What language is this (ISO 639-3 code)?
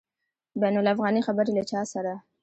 pus